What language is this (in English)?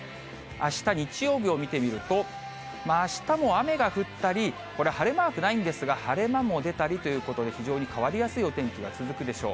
Japanese